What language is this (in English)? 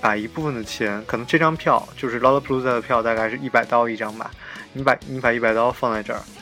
Chinese